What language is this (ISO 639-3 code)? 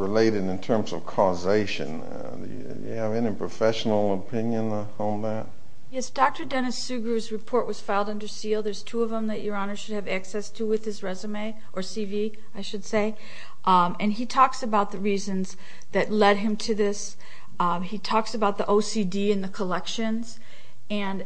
eng